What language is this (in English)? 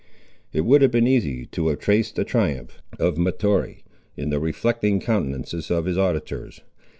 English